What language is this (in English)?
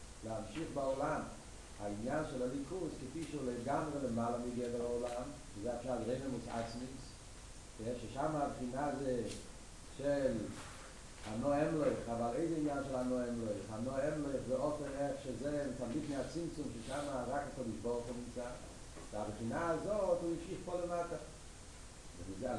Hebrew